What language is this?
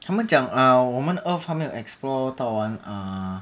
English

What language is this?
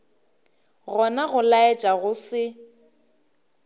Northern Sotho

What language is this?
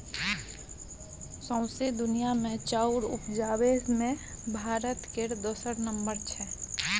Maithili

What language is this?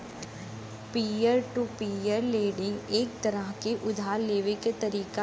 Bhojpuri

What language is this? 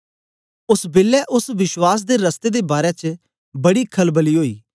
Dogri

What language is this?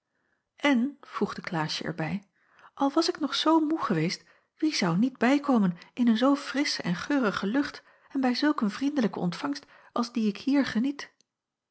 Dutch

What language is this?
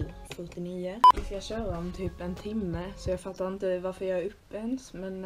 Swedish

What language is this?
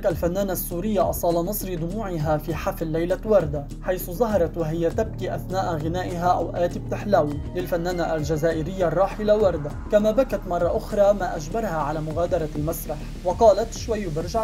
Arabic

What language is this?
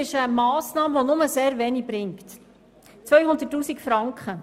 Swiss German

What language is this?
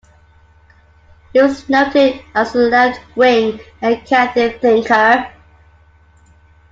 English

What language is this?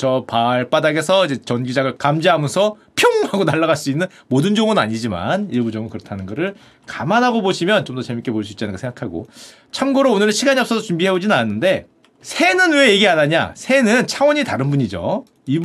Korean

